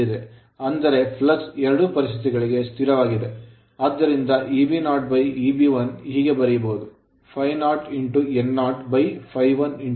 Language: Kannada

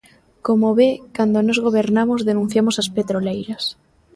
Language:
Galician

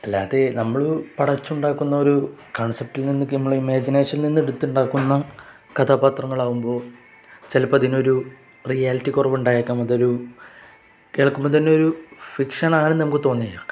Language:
Malayalam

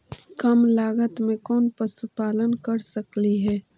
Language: Magahi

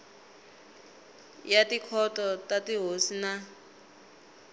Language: Tsonga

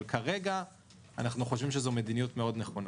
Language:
Hebrew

